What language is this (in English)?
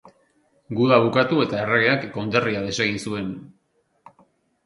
Basque